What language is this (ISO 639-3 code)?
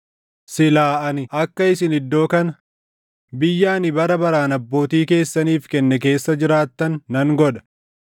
orm